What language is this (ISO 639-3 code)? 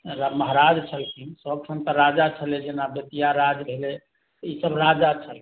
mai